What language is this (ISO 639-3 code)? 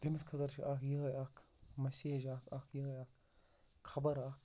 kas